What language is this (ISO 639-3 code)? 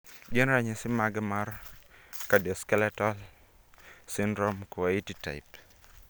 luo